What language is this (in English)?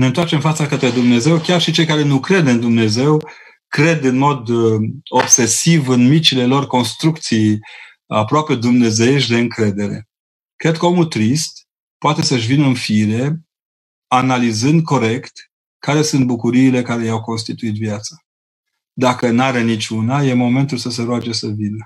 Romanian